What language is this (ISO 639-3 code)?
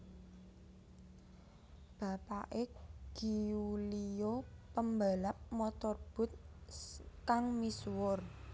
jav